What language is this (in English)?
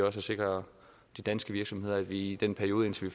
Danish